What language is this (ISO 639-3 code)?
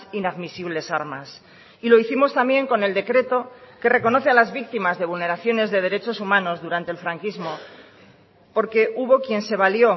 spa